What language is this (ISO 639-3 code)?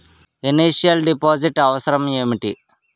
tel